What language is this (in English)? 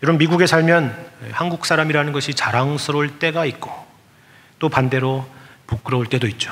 Korean